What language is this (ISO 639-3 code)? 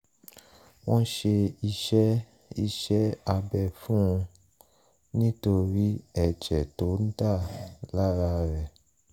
yor